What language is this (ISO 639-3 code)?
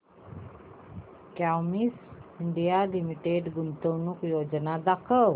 mar